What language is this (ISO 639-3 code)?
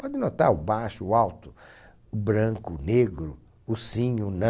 por